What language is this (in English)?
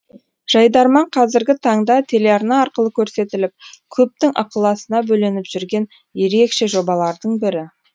Kazakh